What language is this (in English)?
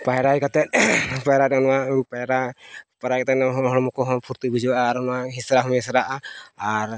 Santali